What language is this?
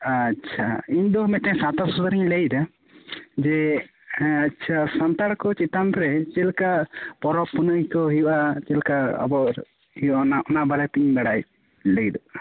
Santali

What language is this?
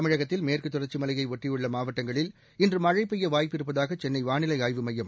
Tamil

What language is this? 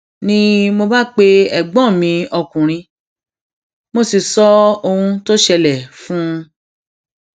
Yoruba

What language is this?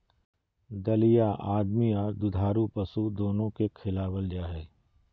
Magahi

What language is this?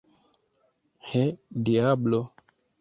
Esperanto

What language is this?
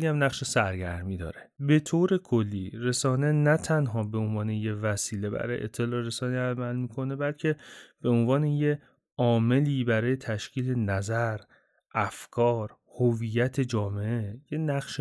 Persian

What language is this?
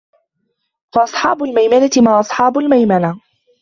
Arabic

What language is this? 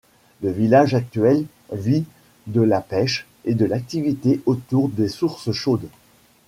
French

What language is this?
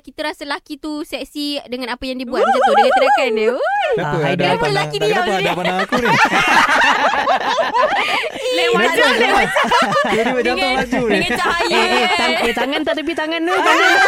Malay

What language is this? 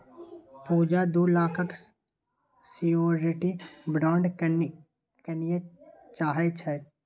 Maithili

